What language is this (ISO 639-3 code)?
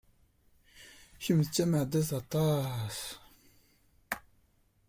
kab